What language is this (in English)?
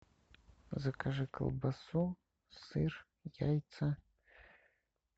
Russian